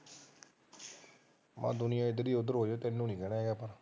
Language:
Punjabi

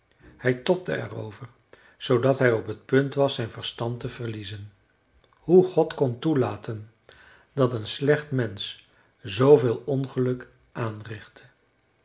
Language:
Dutch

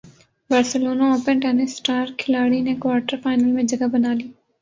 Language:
Urdu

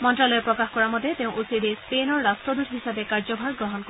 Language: Assamese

